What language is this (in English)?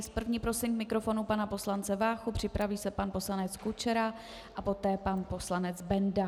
Czech